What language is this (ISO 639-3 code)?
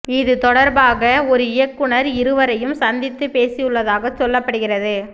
tam